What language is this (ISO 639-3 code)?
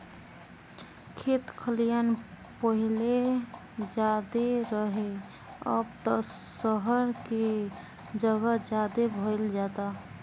bho